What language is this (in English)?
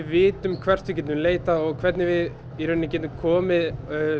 Icelandic